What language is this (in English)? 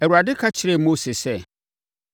Akan